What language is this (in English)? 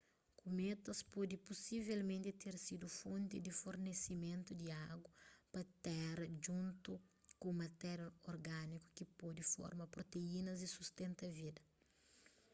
Kabuverdianu